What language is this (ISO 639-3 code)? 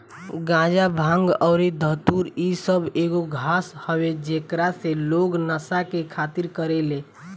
bho